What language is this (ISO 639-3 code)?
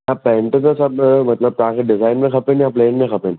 snd